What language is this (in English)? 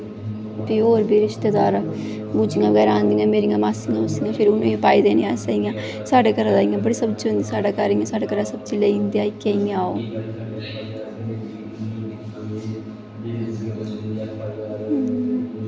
Dogri